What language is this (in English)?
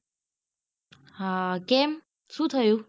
Gujarati